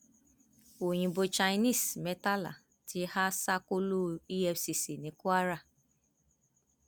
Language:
Yoruba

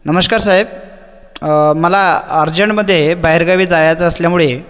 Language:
Marathi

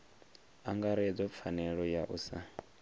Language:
Venda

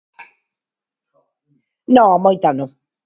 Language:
Galician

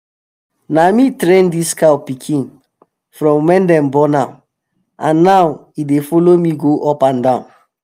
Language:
Nigerian Pidgin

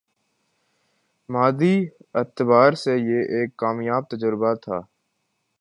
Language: Urdu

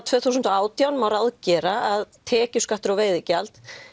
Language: Icelandic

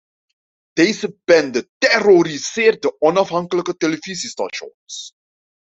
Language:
Dutch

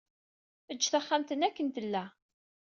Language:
Kabyle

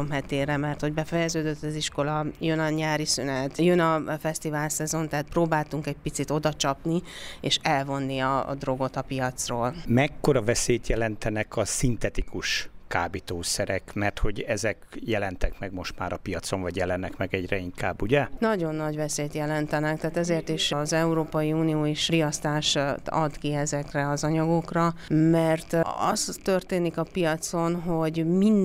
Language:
Hungarian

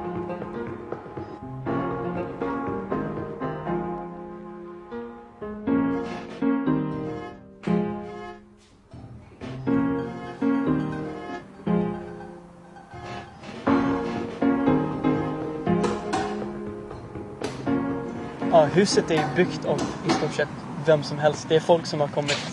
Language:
Swedish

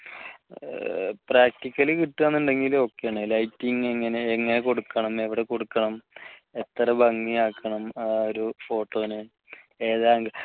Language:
Malayalam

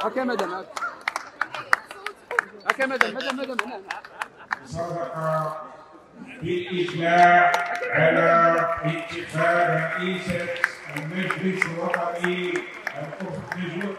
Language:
Arabic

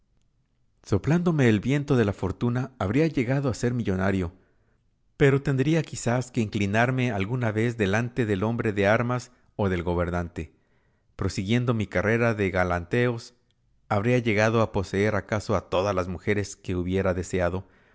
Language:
Spanish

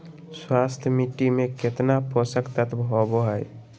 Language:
Magahi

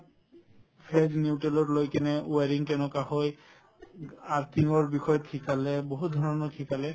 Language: Assamese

